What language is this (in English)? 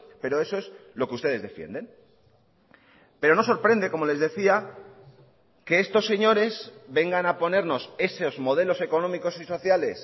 Spanish